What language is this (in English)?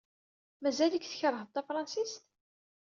Kabyle